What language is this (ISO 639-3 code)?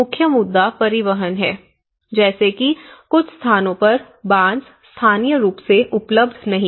hin